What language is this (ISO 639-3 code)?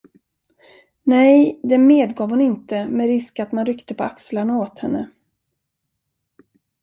swe